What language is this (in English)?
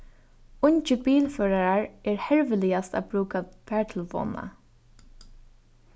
Faroese